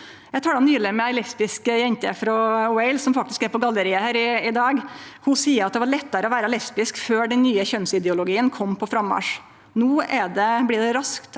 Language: Norwegian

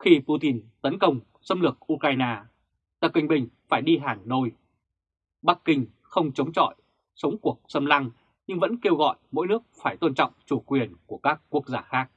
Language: Vietnamese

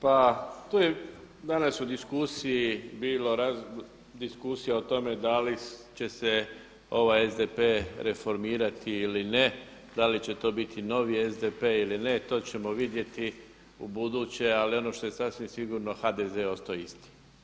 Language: Croatian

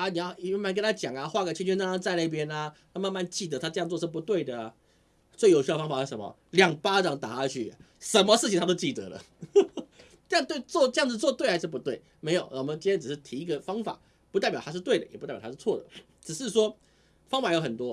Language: Chinese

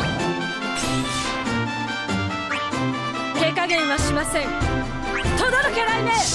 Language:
Japanese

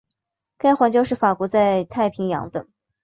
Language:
Chinese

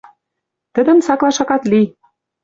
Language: Western Mari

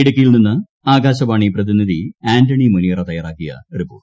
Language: Malayalam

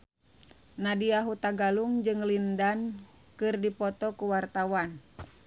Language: Sundanese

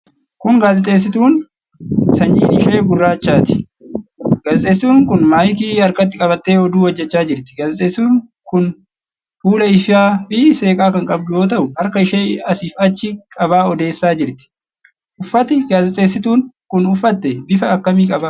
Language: Oromo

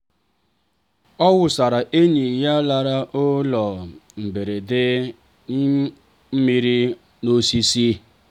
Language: Igbo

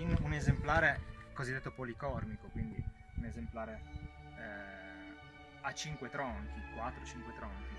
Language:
Italian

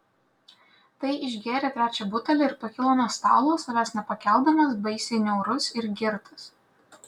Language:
Lithuanian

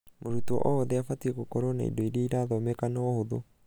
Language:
Kikuyu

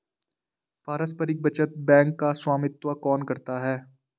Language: Hindi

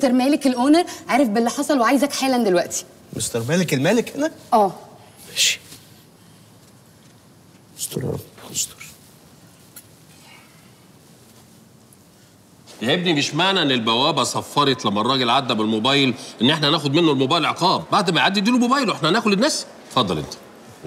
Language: Arabic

